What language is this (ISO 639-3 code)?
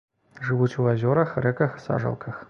bel